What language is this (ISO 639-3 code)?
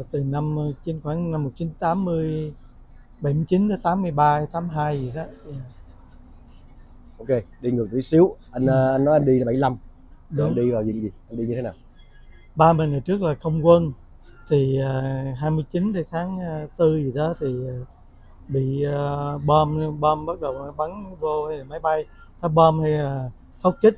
vie